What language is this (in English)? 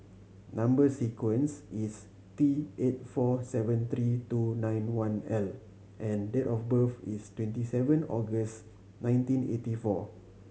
English